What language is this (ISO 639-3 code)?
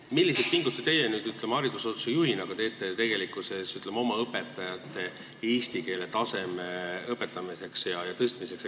est